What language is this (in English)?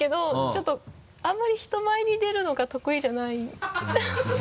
Japanese